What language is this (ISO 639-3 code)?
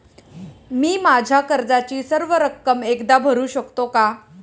mar